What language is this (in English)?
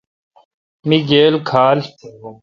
Kalkoti